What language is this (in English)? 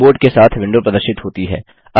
Hindi